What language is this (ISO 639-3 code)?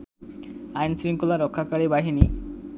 ben